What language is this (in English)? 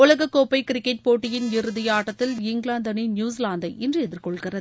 Tamil